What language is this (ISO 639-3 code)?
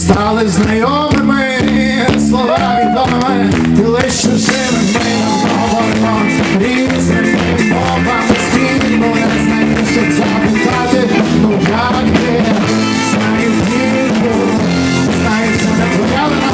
ukr